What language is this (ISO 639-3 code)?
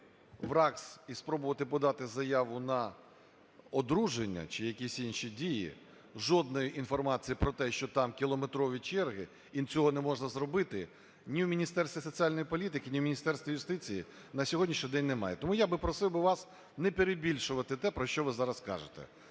ukr